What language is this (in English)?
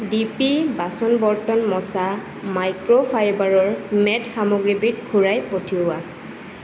Assamese